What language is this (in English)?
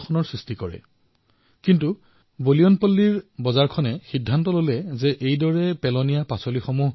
Assamese